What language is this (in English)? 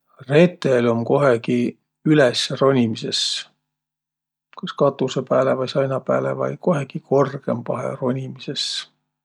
Võro